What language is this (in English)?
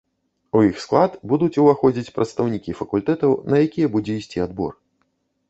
Belarusian